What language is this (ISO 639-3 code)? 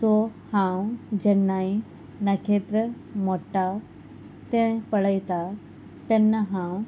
kok